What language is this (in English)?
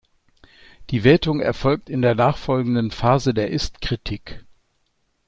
German